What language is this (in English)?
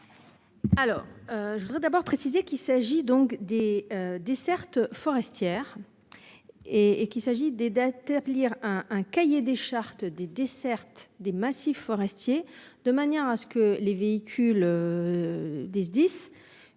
French